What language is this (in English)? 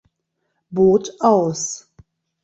German